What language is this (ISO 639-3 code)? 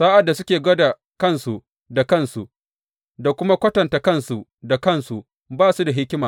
hau